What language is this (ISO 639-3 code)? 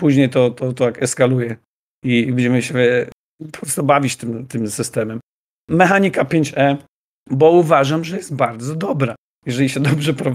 pol